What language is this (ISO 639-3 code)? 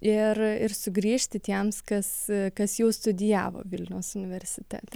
lit